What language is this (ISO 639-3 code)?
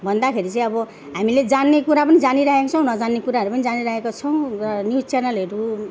nep